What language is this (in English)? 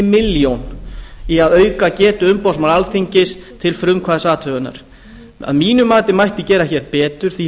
Icelandic